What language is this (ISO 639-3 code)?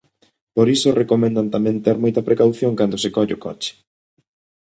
glg